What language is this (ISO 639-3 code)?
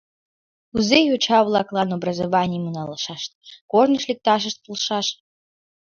chm